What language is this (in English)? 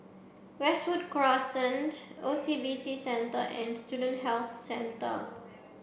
English